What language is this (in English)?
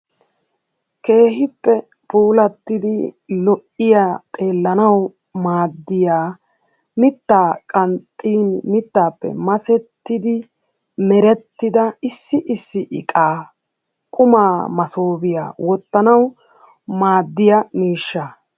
Wolaytta